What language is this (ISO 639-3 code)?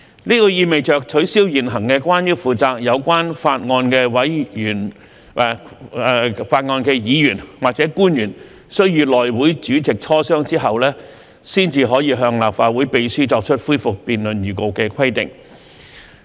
yue